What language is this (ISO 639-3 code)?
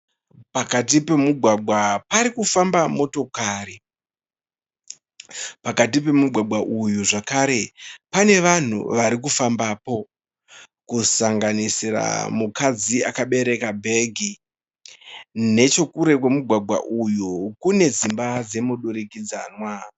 sna